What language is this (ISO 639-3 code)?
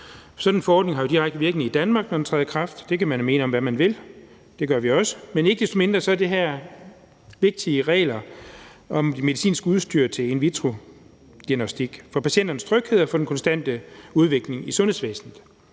dan